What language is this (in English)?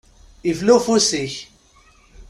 Kabyle